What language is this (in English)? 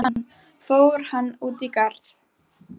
Icelandic